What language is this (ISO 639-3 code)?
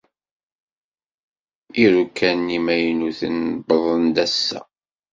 kab